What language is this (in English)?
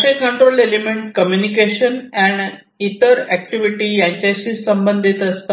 Marathi